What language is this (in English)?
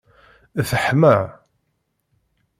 Kabyle